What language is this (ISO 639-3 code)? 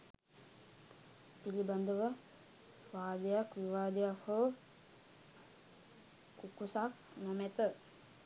sin